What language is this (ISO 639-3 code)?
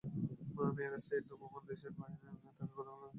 ben